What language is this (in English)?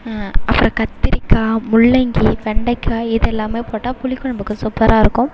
Tamil